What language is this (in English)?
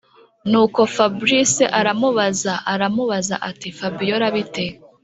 Kinyarwanda